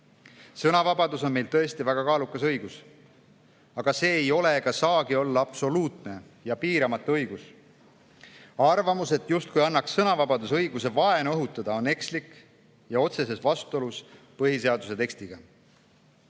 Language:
Estonian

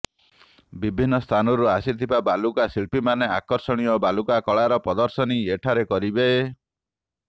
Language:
Odia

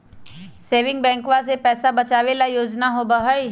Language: Magahi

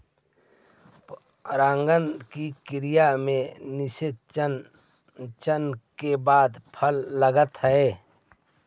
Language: Magahi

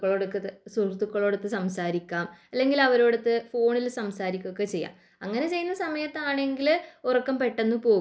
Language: Malayalam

